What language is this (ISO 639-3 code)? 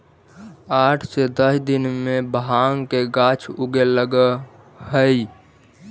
mag